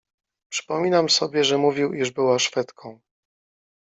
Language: Polish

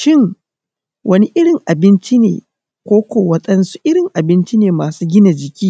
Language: Hausa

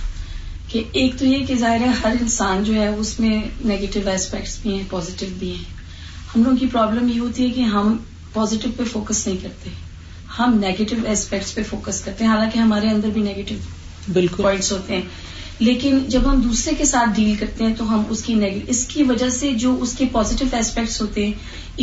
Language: Urdu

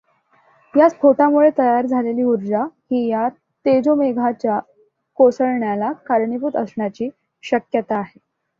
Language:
Marathi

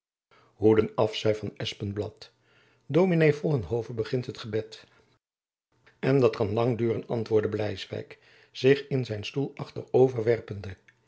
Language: Dutch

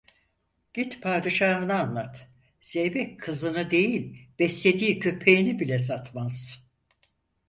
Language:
Turkish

